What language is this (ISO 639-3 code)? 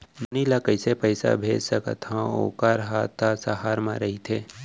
hne